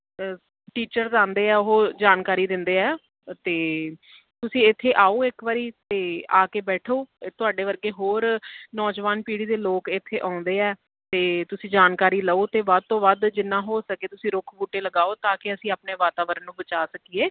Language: Punjabi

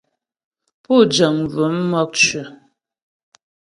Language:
Ghomala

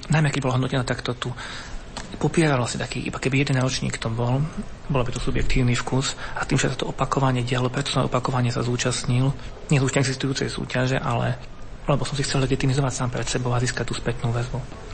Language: Slovak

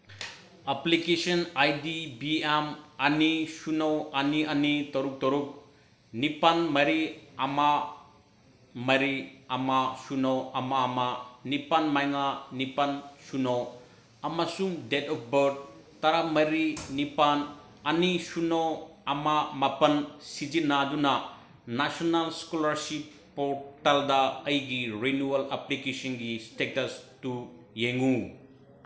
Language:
Manipuri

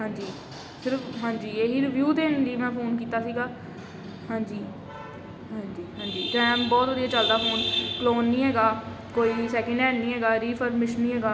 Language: Punjabi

